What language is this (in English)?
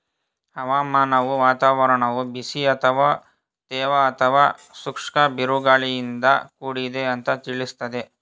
Kannada